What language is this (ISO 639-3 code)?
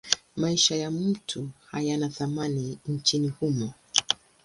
swa